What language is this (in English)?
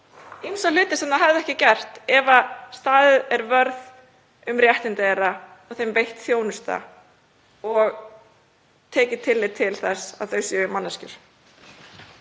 Icelandic